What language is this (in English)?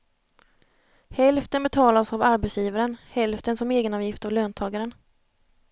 Swedish